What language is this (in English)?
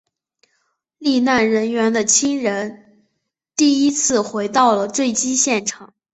Chinese